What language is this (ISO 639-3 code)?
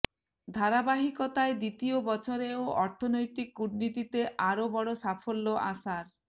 ben